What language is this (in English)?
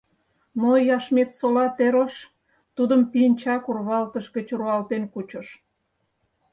Mari